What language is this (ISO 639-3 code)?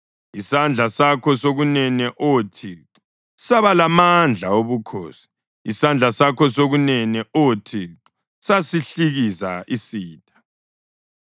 nde